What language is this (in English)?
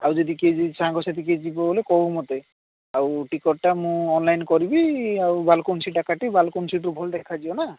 Odia